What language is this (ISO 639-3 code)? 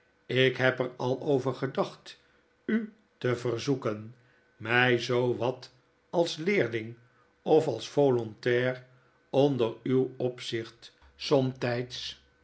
nld